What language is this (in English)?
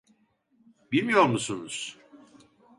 Turkish